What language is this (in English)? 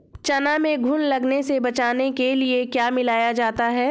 Hindi